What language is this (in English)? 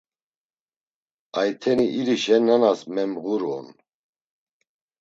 Laz